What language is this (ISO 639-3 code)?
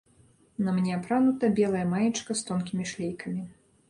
bel